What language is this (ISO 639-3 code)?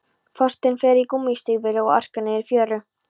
isl